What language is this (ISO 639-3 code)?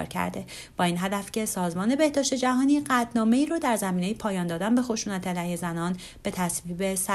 fas